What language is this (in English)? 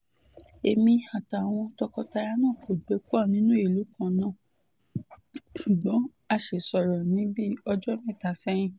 Yoruba